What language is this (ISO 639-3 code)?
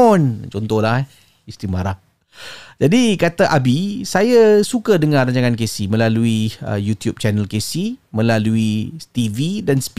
msa